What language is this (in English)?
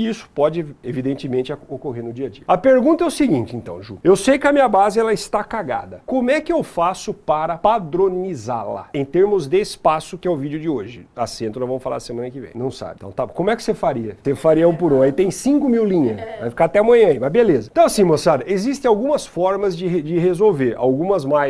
Portuguese